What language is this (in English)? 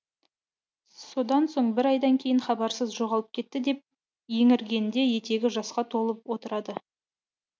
Kazakh